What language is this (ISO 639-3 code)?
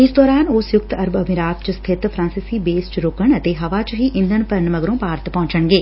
pan